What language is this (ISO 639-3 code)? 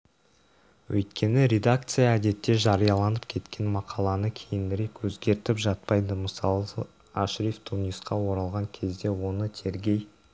kaz